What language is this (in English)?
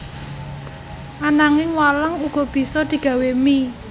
Javanese